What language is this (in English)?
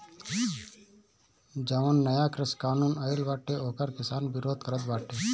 Bhojpuri